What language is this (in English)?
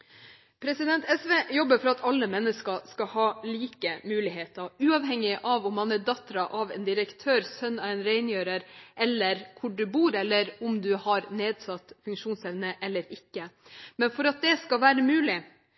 Norwegian Bokmål